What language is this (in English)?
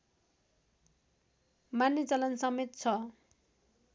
Nepali